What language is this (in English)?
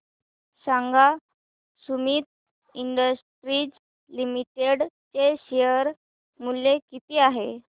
Marathi